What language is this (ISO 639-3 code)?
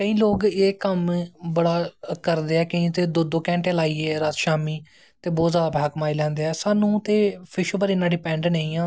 doi